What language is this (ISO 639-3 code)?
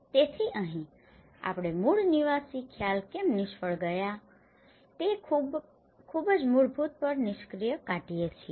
guj